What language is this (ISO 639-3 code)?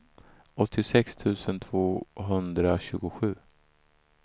swe